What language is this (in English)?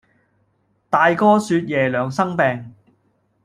Cantonese